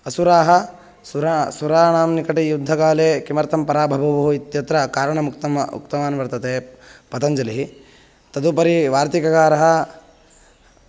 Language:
Sanskrit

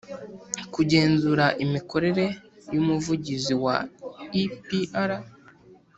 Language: Kinyarwanda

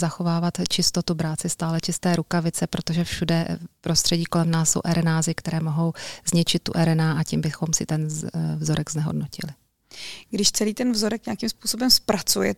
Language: Czech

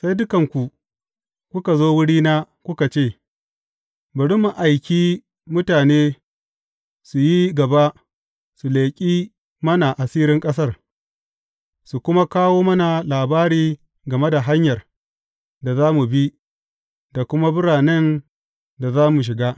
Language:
Hausa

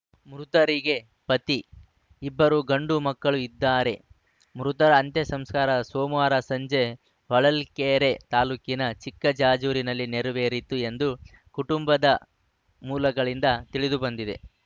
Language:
Kannada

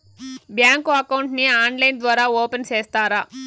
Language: Telugu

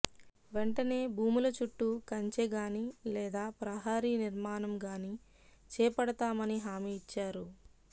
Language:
Telugu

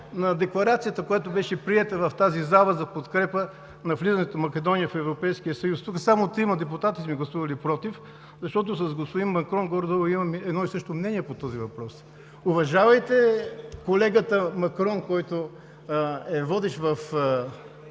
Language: Bulgarian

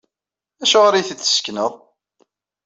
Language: Kabyle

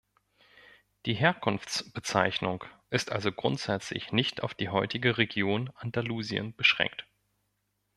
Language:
German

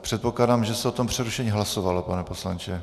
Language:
Czech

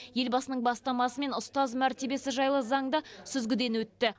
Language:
Kazakh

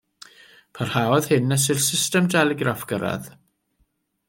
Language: Welsh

